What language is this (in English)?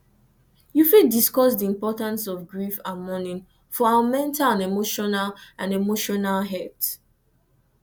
Nigerian Pidgin